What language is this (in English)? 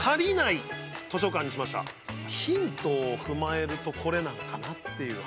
Japanese